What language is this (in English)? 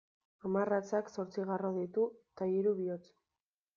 Basque